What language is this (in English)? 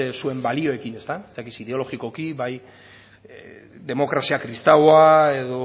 Basque